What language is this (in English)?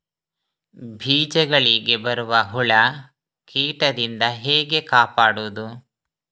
Kannada